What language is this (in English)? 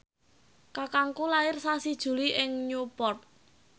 Javanese